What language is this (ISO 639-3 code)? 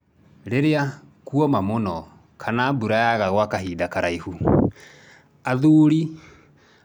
kik